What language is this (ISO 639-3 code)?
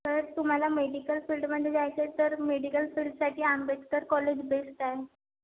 mar